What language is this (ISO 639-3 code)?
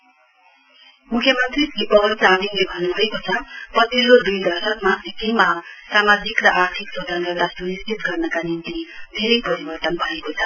nep